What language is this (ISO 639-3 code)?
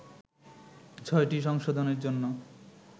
ben